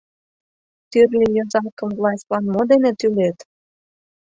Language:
Mari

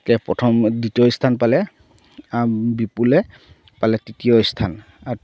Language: Assamese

